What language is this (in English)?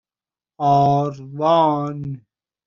Persian